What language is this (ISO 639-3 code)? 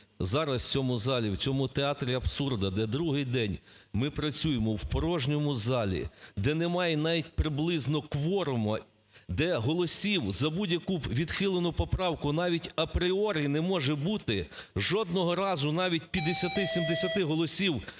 ukr